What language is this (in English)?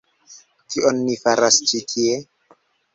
Esperanto